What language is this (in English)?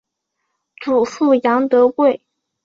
Chinese